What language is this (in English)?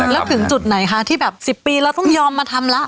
Thai